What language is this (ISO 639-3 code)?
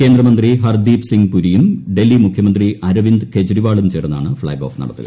mal